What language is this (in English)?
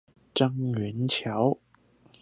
Chinese